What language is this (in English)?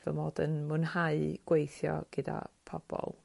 Welsh